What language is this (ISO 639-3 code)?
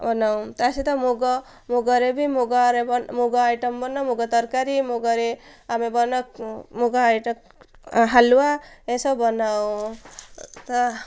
ori